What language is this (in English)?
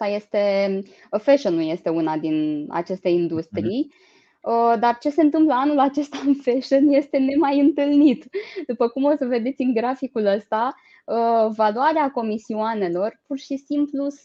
Romanian